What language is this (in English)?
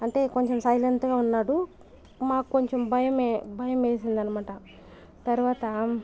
Telugu